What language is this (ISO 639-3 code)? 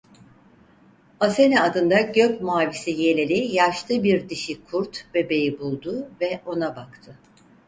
tur